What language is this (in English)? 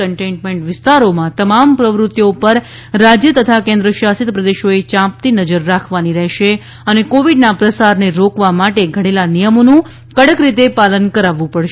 Gujarati